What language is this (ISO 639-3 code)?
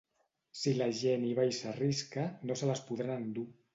cat